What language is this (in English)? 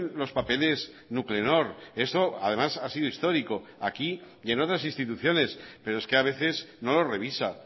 Spanish